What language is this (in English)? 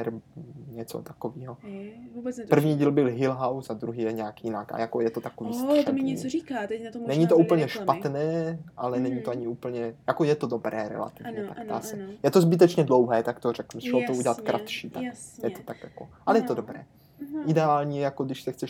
Czech